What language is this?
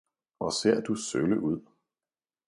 Danish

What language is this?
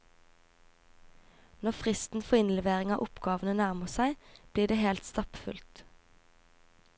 Norwegian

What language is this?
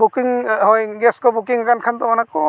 Santali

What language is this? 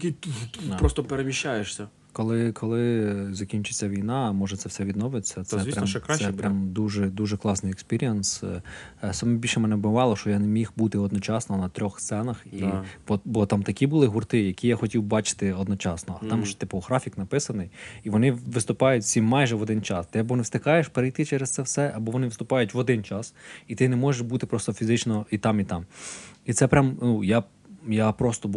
Ukrainian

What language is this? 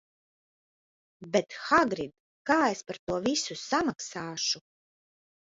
Latvian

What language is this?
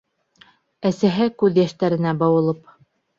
Bashkir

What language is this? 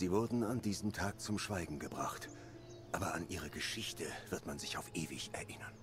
German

